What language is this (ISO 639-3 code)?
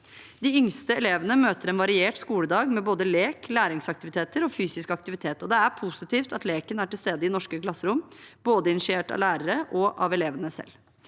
nor